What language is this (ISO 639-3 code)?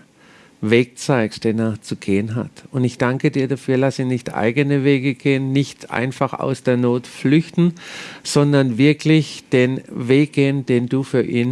deu